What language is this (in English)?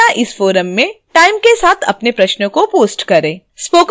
Hindi